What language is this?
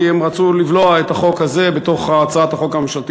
Hebrew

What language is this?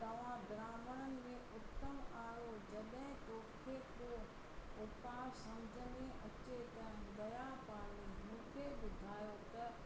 Sindhi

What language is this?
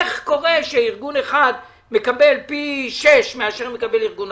Hebrew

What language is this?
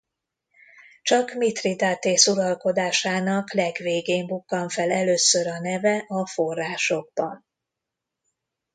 Hungarian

